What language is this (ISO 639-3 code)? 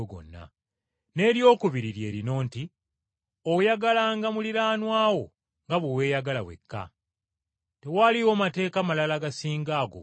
lug